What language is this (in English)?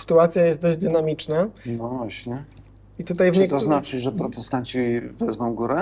Polish